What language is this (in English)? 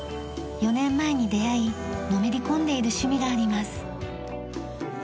Japanese